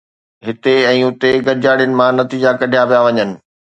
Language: Sindhi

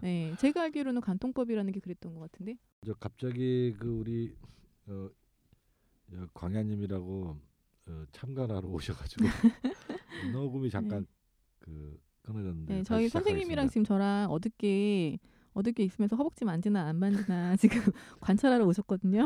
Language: Korean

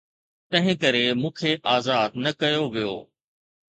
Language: Sindhi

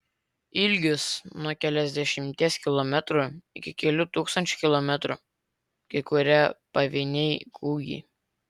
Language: Lithuanian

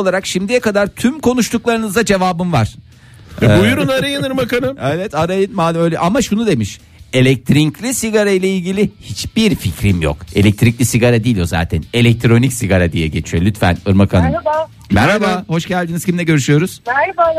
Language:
Turkish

